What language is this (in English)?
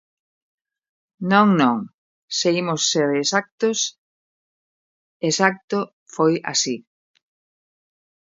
Galician